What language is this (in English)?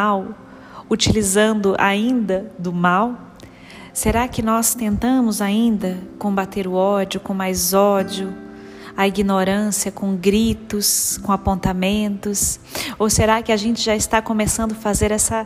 Portuguese